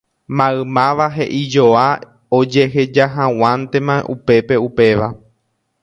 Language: Guarani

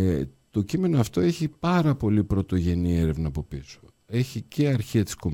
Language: Greek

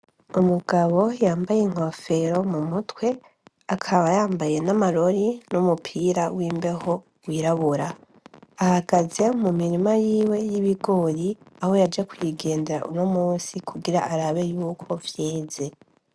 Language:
Rundi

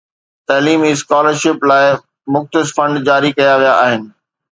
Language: Sindhi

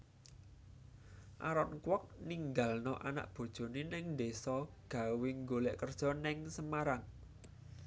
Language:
Javanese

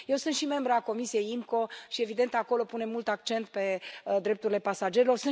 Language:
Romanian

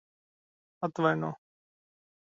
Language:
Latvian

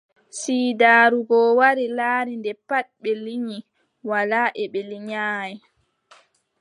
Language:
Adamawa Fulfulde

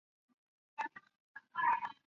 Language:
Chinese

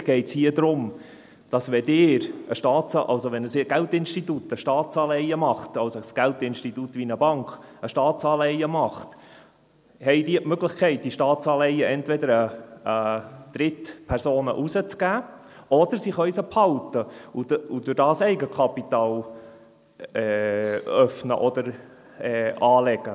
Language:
Swiss German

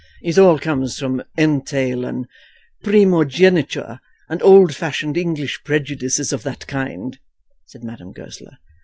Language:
English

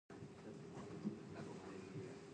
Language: Chinese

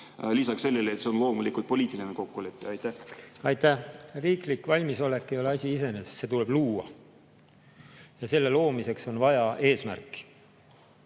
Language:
Estonian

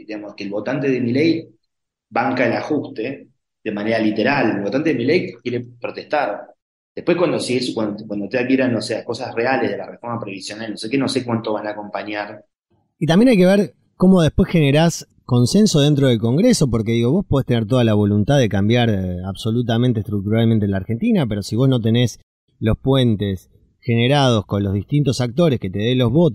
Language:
Spanish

